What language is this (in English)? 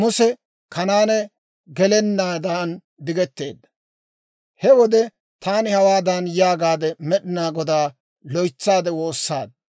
Dawro